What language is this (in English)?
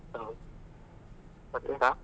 Kannada